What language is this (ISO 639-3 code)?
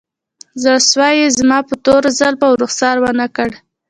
pus